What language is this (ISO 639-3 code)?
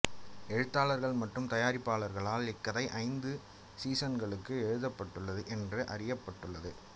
tam